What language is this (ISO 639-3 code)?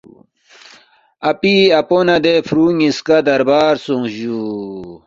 bft